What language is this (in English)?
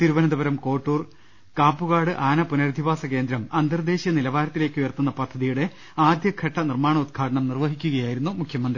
Malayalam